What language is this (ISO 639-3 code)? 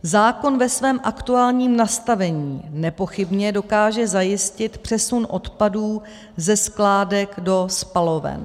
ces